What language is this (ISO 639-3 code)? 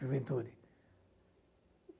por